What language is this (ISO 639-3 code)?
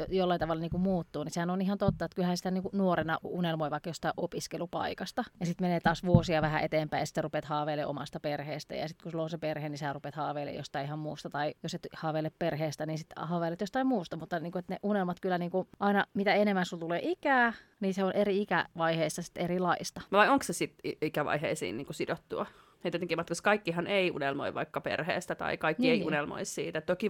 fin